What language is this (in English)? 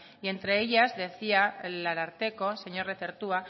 Spanish